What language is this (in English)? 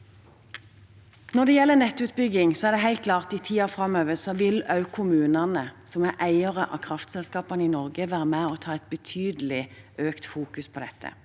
Norwegian